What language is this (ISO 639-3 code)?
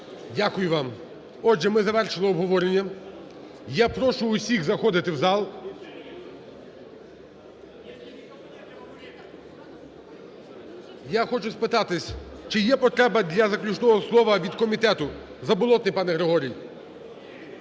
ukr